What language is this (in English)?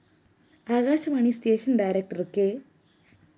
Malayalam